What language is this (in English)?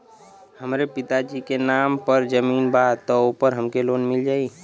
Bhojpuri